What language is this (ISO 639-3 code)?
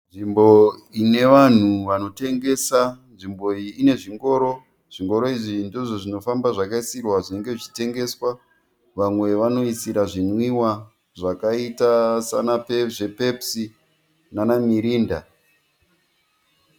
sna